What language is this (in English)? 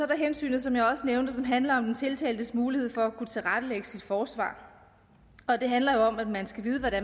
Danish